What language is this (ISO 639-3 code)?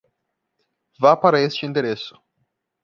por